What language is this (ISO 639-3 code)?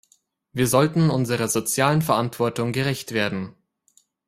deu